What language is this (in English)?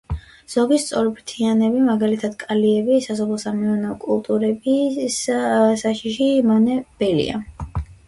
Georgian